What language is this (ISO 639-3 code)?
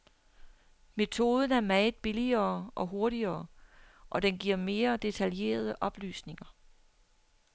dan